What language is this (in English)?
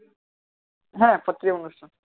Bangla